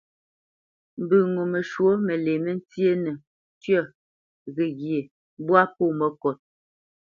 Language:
Bamenyam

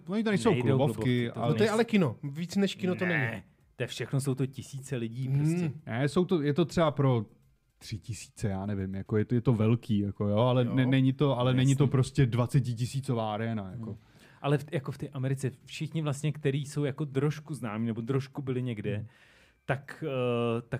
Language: Czech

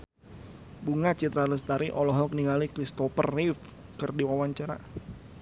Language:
Sundanese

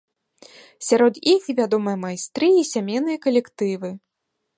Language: Belarusian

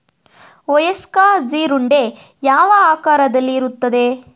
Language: Kannada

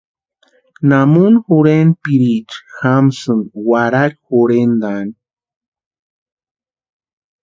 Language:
Western Highland Purepecha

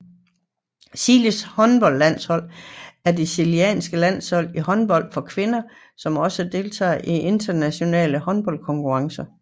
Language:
Danish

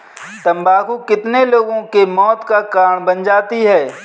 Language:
Hindi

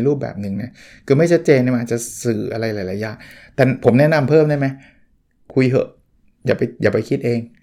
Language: Thai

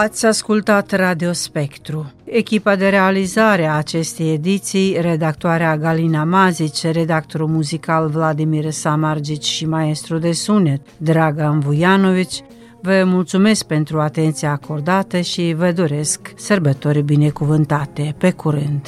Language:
Romanian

